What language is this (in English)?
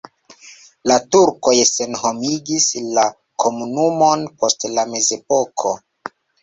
Esperanto